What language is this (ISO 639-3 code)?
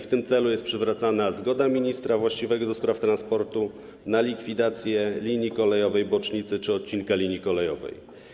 pol